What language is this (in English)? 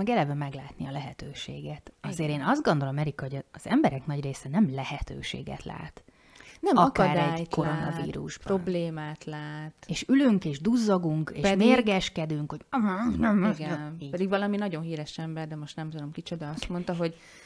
Hungarian